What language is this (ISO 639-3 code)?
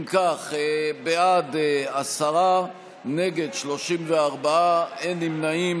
heb